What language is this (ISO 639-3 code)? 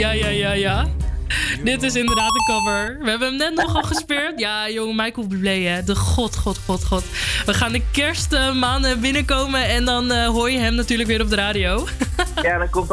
nld